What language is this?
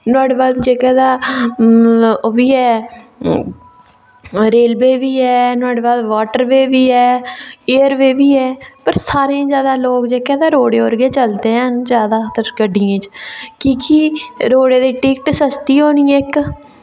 Dogri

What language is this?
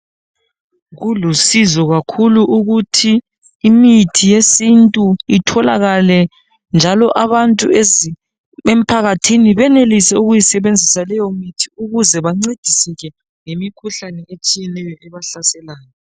North Ndebele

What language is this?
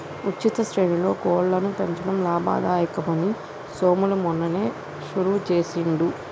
Telugu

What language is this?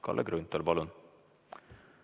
Estonian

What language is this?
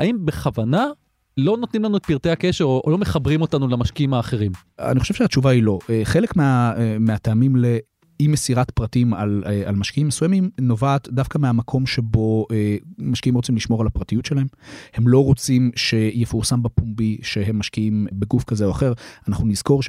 Hebrew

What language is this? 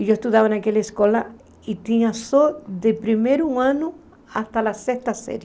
Portuguese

